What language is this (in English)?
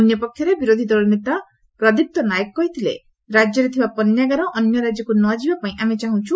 Odia